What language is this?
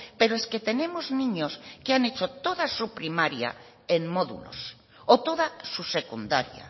Spanish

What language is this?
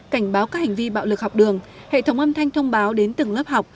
Vietnamese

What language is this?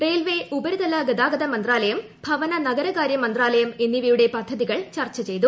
Malayalam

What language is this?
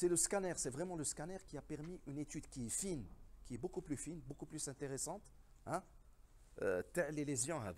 French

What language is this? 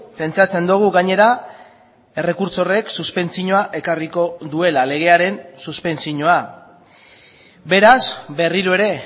Basque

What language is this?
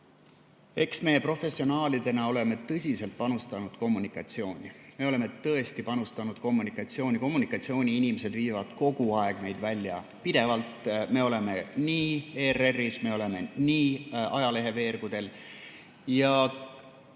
Estonian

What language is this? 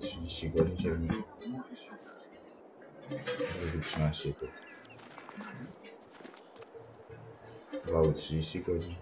Polish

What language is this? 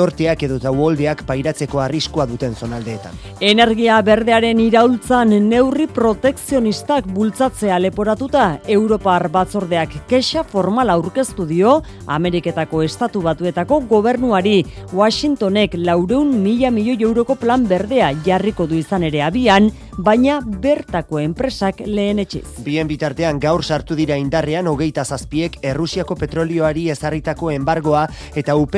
Spanish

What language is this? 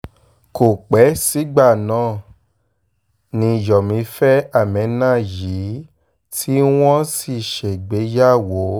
Yoruba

